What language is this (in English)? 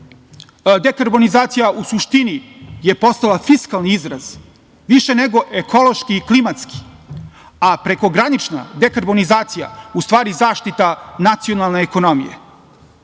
Serbian